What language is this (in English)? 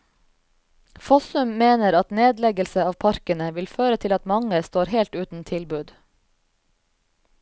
Norwegian